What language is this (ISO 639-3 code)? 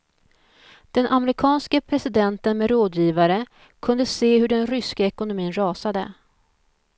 swe